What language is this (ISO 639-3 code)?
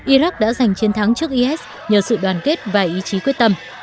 vie